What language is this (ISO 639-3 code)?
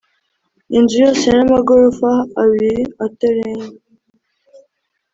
kin